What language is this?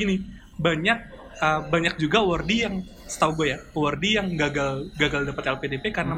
Indonesian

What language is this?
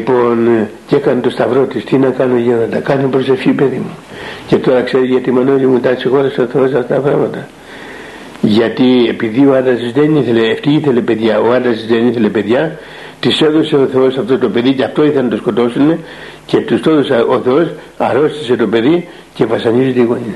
Greek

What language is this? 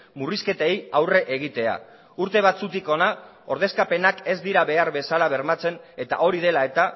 Basque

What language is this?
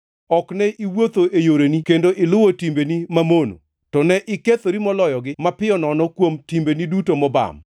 Luo (Kenya and Tanzania)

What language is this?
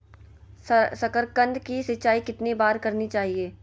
Magahi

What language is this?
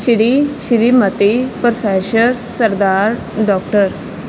Punjabi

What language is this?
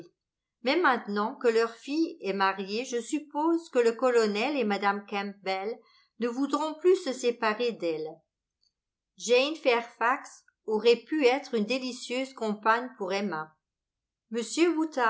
French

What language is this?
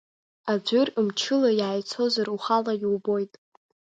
Abkhazian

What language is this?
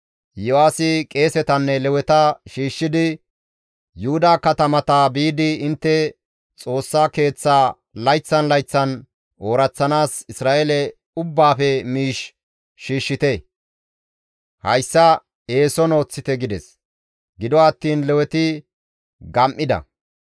Gamo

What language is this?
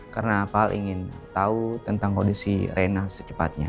Indonesian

